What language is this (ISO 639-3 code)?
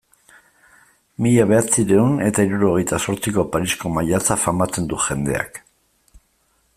eus